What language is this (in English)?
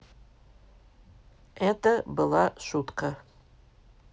Russian